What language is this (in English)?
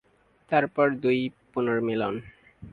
Bangla